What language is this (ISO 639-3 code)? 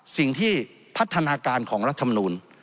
tha